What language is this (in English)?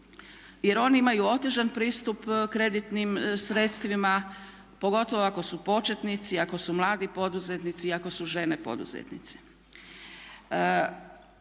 Croatian